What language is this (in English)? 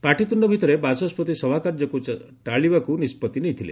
Odia